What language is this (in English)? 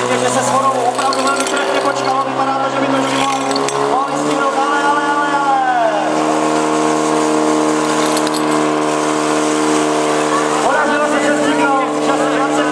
Czech